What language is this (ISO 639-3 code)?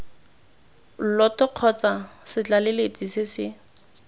tsn